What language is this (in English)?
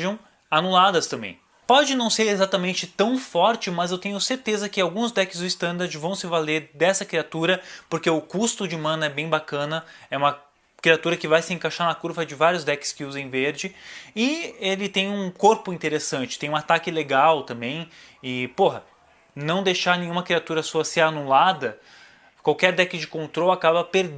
Portuguese